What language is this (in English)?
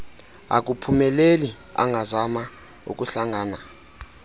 Xhosa